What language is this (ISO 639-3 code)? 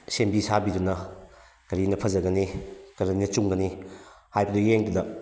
mni